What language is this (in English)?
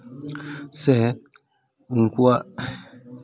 Santali